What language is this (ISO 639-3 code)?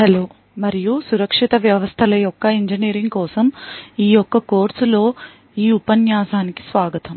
tel